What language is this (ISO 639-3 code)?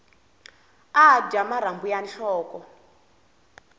tso